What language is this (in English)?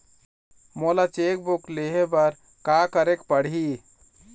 Chhattisgarhi